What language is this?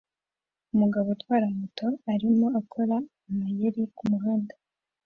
Kinyarwanda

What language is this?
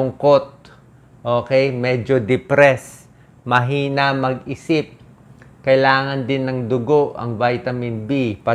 Filipino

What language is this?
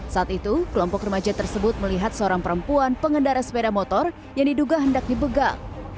Indonesian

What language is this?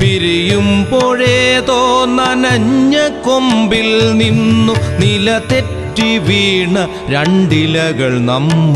Malayalam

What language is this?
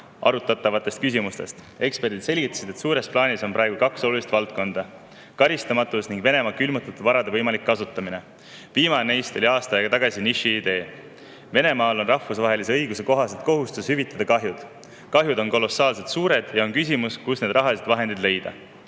Estonian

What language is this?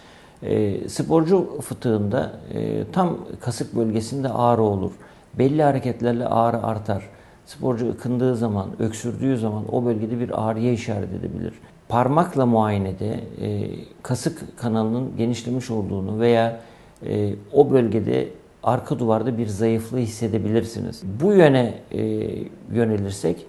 Turkish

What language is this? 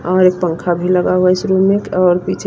Hindi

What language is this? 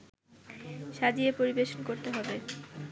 Bangla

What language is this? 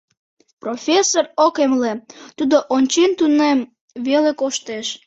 Mari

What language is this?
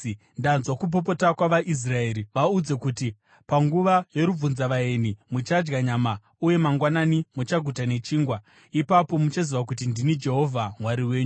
Shona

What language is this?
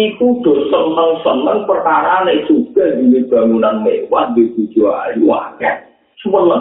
Indonesian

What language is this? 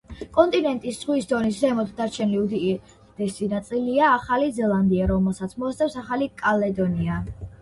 Georgian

